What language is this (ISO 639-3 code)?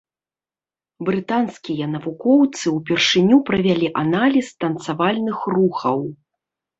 bel